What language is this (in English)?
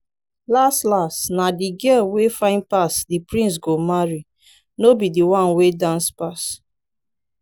Nigerian Pidgin